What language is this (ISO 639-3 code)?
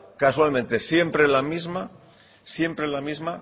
spa